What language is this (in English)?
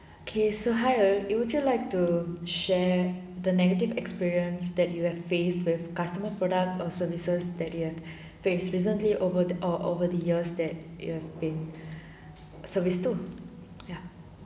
English